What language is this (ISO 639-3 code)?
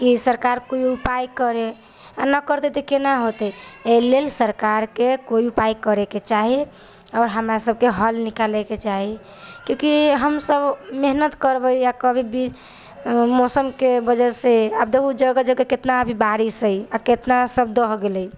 mai